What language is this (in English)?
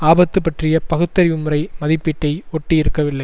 Tamil